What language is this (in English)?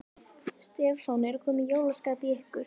Icelandic